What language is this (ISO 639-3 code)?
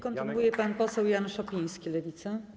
pol